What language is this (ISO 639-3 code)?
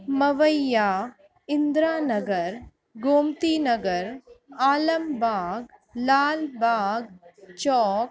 snd